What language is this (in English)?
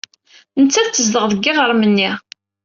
Kabyle